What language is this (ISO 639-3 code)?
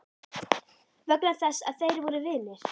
isl